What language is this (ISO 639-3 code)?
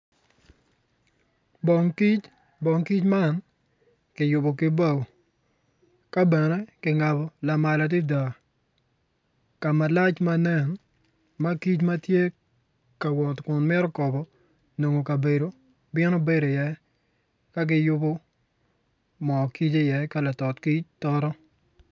ach